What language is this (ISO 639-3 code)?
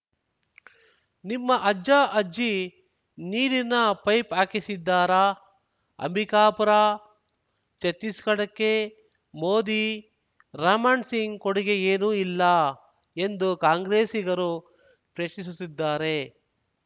kan